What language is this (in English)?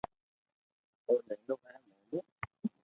Loarki